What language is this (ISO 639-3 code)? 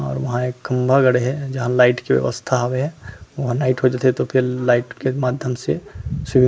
hne